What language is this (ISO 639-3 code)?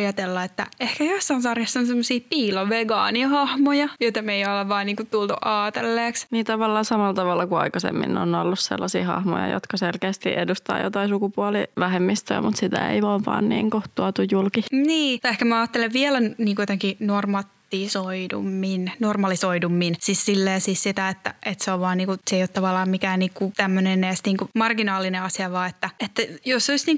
fin